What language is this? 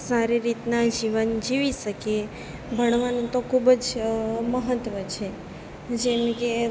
Gujarati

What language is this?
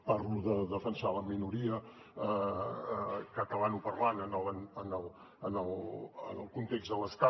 Catalan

